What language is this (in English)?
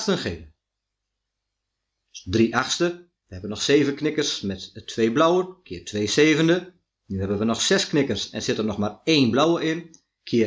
Dutch